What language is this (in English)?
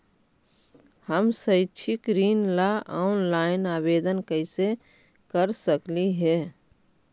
Magahi